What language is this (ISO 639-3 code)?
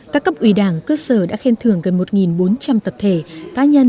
vie